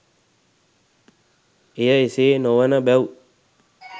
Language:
Sinhala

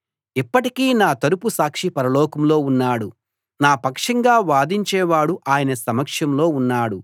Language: Telugu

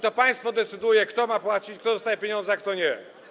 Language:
Polish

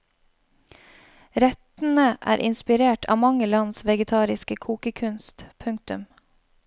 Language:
Norwegian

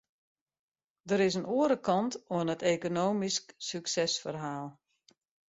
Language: Western Frisian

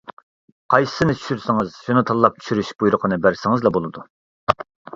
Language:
Uyghur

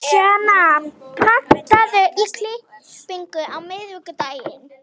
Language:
Icelandic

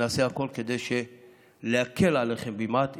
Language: Hebrew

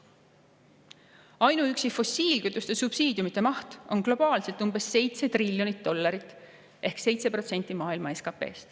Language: Estonian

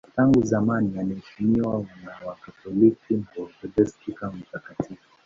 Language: Swahili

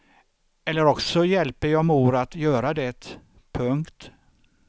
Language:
Swedish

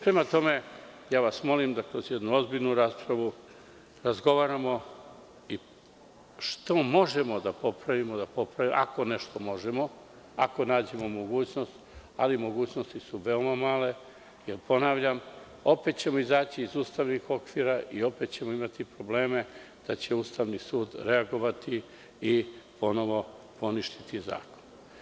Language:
Serbian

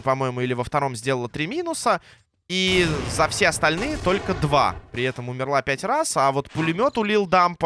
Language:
Russian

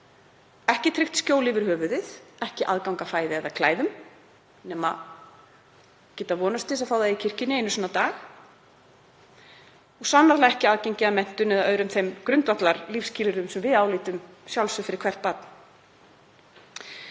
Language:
Icelandic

